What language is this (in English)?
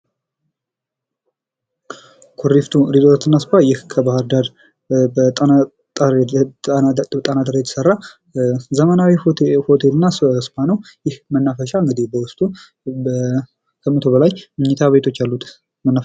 Amharic